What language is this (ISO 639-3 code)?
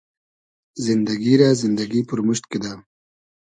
haz